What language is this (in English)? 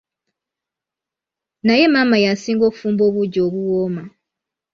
Ganda